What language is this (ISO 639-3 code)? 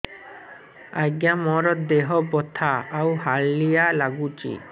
ori